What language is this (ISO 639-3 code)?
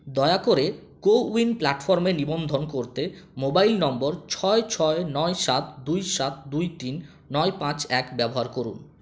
ben